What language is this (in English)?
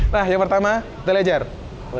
Indonesian